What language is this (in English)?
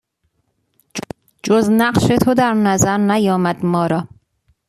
Persian